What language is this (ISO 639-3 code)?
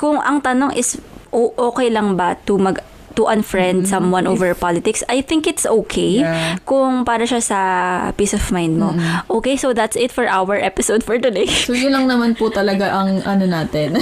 fil